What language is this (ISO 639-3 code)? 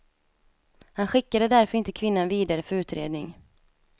swe